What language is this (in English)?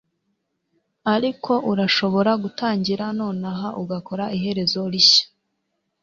Kinyarwanda